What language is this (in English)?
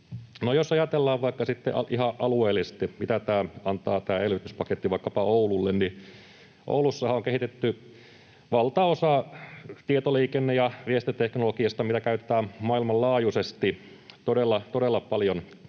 Finnish